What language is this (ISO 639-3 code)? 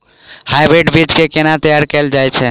mai